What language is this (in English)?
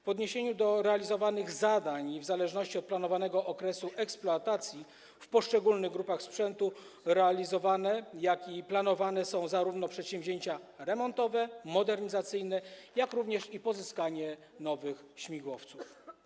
Polish